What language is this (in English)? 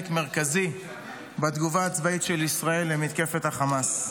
Hebrew